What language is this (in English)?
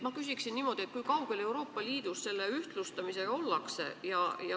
Estonian